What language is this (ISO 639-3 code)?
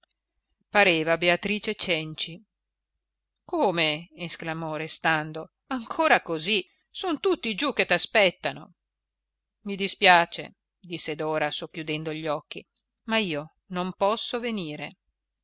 ita